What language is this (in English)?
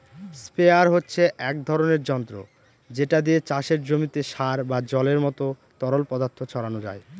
Bangla